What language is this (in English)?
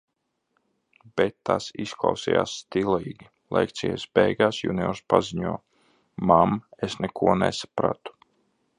Latvian